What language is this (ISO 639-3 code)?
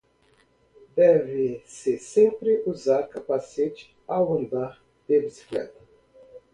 por